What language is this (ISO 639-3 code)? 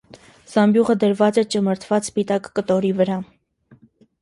hye